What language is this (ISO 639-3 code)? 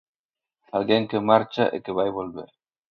glg